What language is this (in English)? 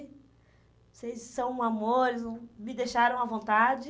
Portuguese